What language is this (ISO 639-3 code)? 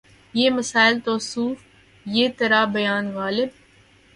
urd